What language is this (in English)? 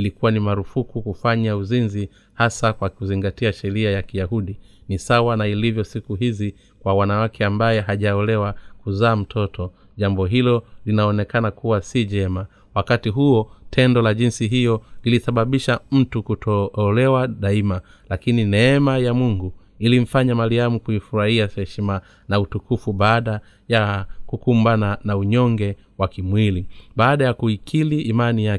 Swahili